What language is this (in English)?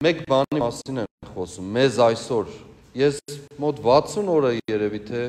Turkish